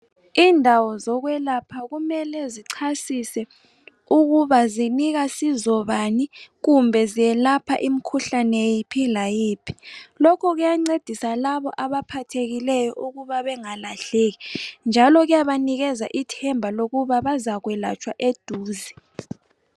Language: North Ndebele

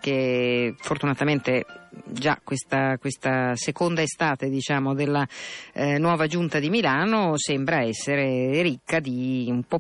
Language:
Italian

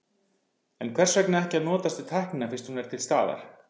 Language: Icelandic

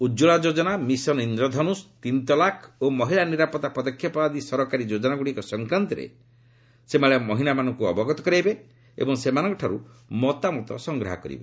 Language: Odia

